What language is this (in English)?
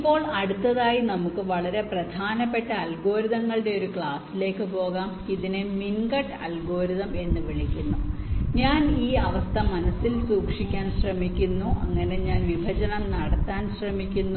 Malayalam